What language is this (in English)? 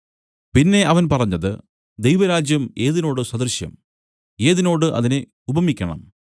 Malayalam